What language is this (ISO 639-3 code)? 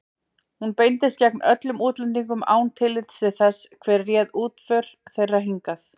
isl